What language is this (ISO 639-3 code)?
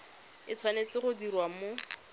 tsn